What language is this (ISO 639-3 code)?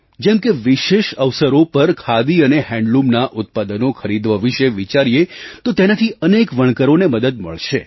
guj